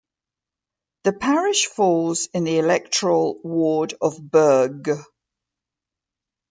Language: English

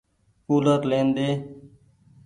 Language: Goaria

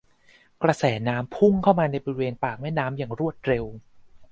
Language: Thai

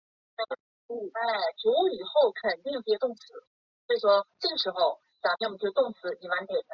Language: Chinese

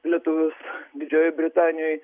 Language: Lithuanian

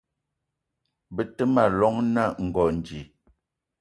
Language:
Eton (Cameroon)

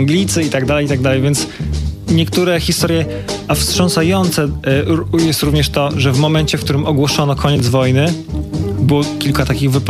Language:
Polish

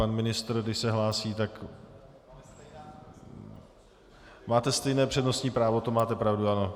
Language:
Czech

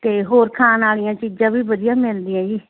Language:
Punjabi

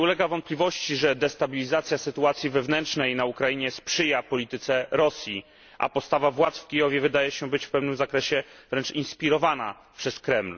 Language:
Polish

